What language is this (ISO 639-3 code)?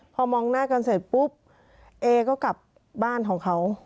tha